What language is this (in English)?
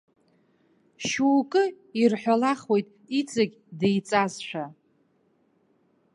Abkhazian